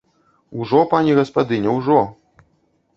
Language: Belarusian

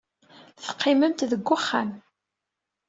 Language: Kabyle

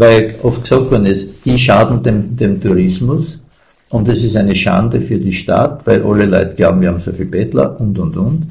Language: German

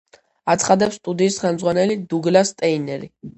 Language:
Georgian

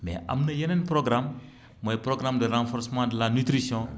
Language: Wolof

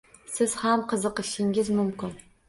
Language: Uzbek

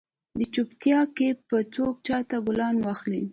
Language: Pashto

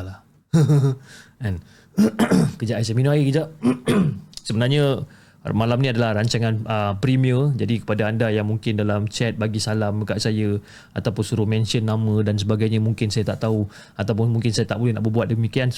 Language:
Malay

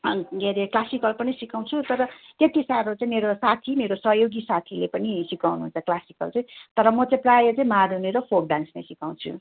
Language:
Nepali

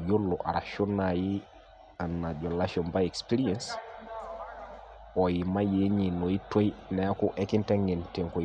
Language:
Masai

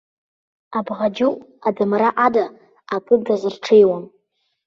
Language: Abkhazian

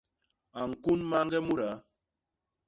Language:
Basaa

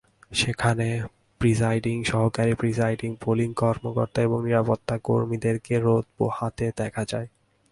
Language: Bangla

